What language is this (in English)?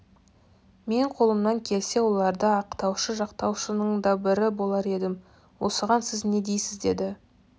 Kazakh